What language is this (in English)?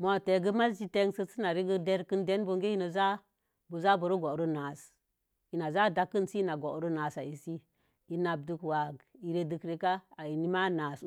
Mom Jango